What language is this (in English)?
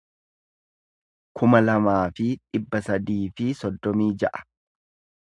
Oromo